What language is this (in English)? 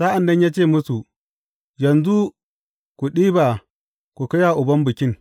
Hausa